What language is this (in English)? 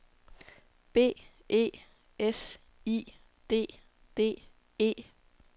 Danish